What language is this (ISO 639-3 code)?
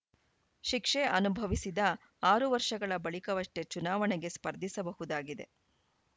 kan